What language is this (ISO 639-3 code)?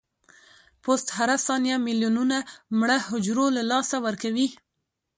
pus